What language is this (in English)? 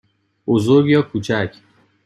Persian